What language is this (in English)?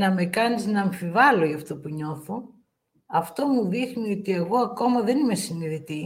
Greek